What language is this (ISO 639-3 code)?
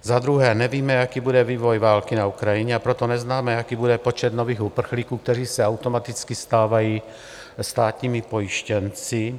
ces